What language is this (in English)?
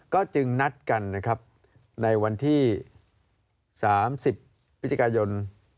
Thai